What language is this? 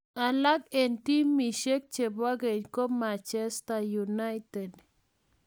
Kalenjin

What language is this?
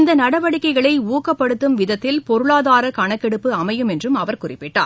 Tamil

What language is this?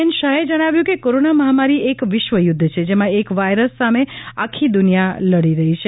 Gujarati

